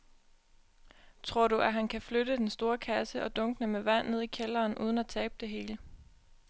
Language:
Danish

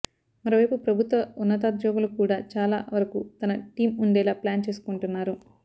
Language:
Telugu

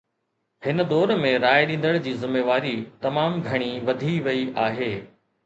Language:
Sindhi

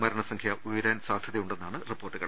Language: Malayalam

